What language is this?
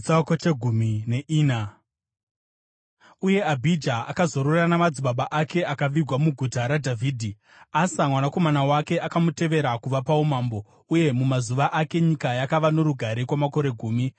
Shona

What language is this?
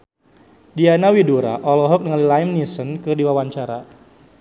Sundanese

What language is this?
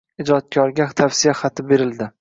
Uzbek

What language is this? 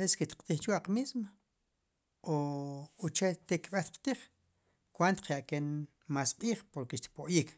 Sipacapense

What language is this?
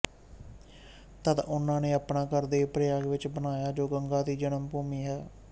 Punjabi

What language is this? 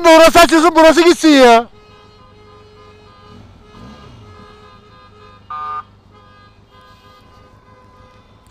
Turkish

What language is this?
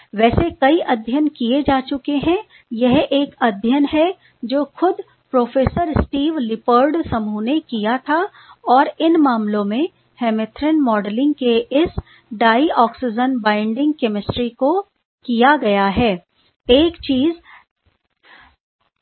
Hindi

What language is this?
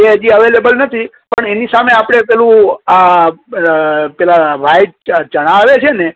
Gujarati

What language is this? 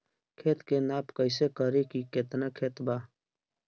Bhojpuri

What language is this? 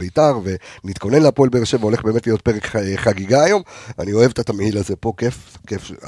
Hebrew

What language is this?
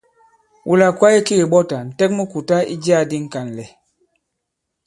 Bankon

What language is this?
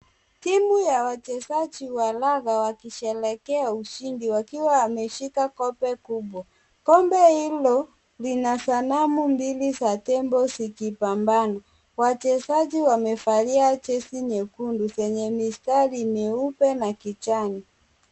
Swahili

